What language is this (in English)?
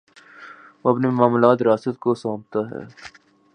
Urdu